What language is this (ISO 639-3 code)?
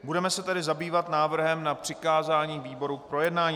ces